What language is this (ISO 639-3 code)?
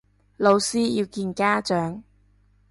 yue